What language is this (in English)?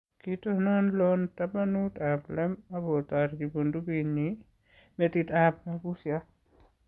Kalenjin